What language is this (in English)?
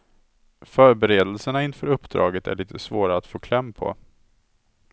Swedish